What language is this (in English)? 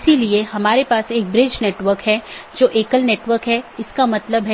Hindi